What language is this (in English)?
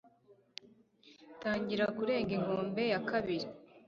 Kinyarwanda